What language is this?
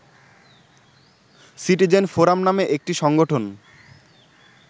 Bangla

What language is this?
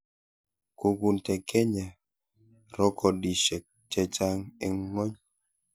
Kalenjin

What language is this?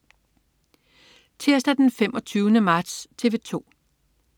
Danish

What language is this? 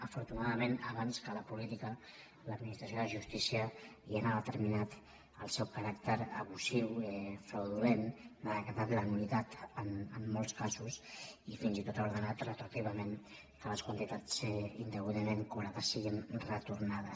Catalan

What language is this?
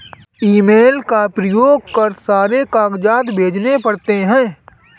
Hindi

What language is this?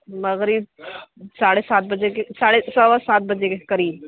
Urdu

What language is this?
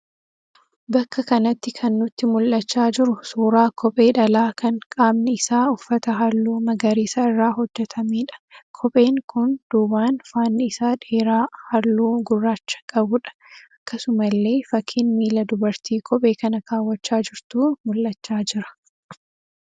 Oromo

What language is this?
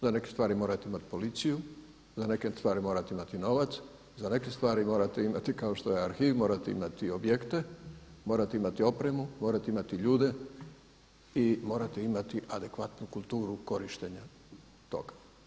Croatian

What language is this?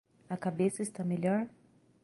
Portuguese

